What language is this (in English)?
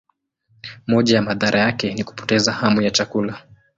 Swahili